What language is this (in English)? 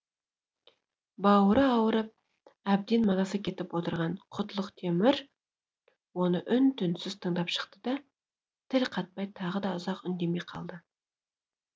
Kazakh